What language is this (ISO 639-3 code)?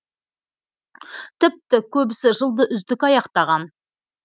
kaz